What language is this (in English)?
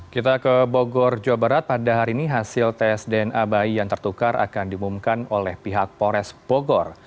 Indonesian